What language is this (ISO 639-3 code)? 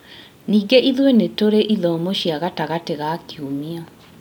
kik